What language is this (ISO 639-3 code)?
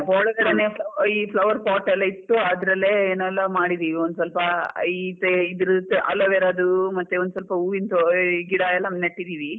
kan